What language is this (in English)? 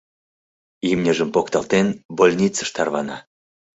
Mari